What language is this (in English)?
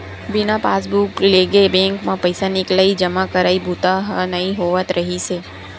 Chhattisgarhi